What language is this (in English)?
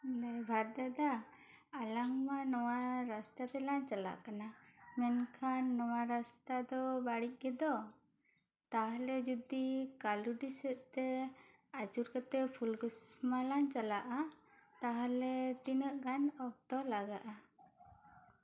Santali